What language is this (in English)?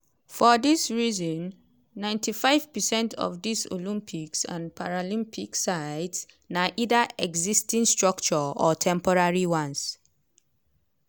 Nigerian Pidgin